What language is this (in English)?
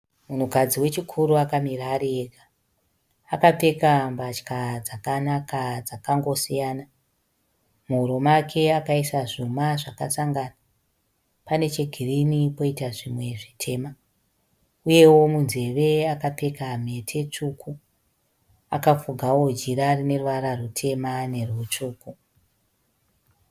Shona